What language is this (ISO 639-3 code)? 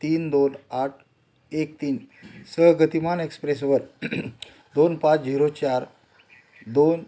mar